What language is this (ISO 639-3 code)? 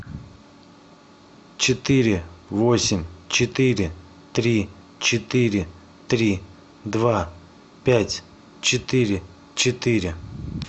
rus